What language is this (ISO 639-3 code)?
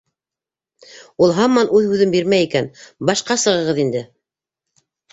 bak